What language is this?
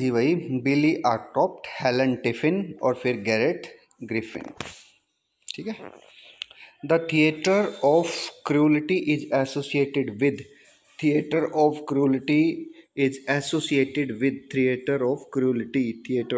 Hindi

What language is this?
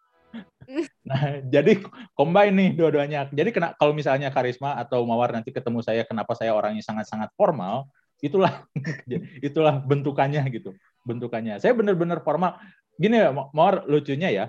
Indonesian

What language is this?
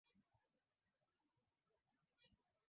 Swahili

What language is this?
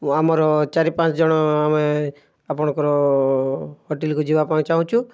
Odia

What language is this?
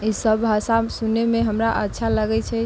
Maithili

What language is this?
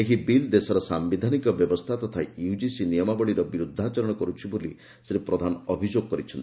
Odia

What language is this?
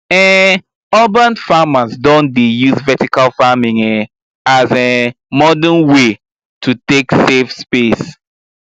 Nigerian Pidgin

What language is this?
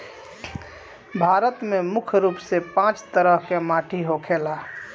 Bhojpuri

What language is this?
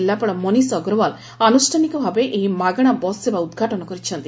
Odia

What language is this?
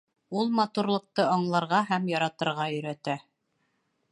Bashkir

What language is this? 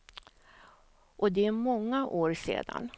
Swedish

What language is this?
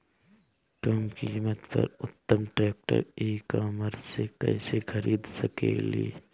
Bhojpuri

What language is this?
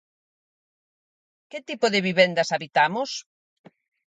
Galician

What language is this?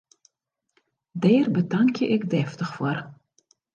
Western Frisian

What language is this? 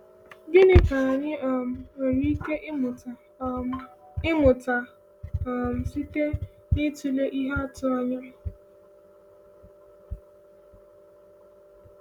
Igbo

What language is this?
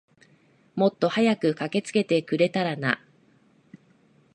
Japanese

